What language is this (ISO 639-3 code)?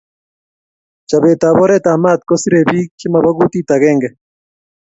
kln